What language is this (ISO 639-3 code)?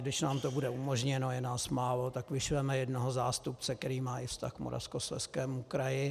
ces